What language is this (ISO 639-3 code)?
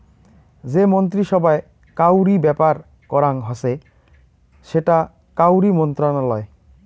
ben